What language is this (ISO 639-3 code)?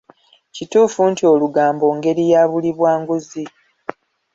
lug